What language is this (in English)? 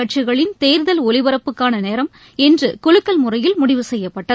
Tamil